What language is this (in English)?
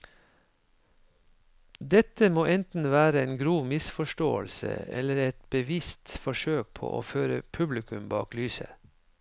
Norwegian